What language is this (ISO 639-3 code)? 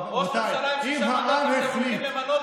heb